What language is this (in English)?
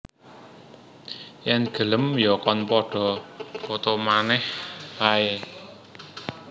Javanese